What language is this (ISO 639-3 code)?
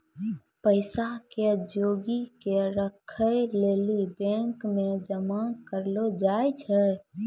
mai